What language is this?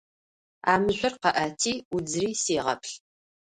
Adyghe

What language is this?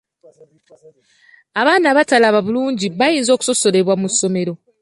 Ganda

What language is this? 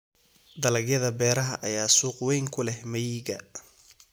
Somali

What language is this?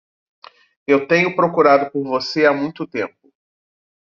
Portuguese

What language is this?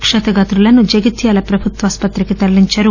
Telugu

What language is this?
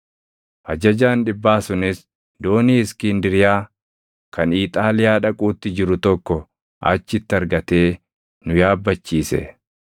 Oromo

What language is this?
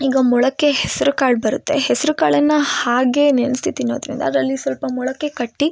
Kannada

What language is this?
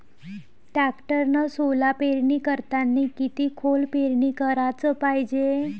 Marathi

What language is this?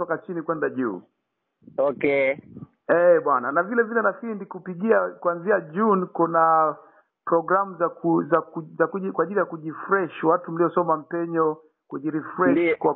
Swahili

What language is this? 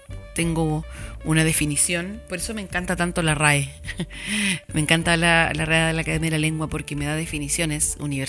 Spanish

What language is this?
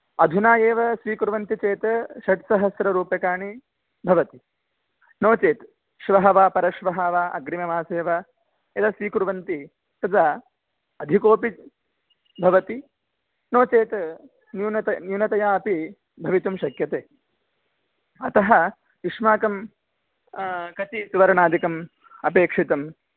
Sanskrit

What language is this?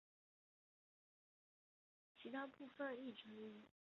Chinese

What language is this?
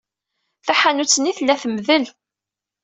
Kabyle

